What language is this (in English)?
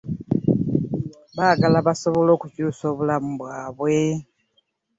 Ganda